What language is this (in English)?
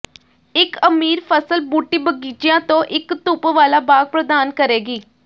Punjabi